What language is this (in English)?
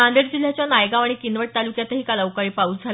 Marathi